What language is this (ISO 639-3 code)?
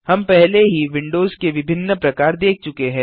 hin